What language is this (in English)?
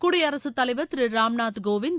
Tamil